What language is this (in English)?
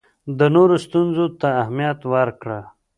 Pashto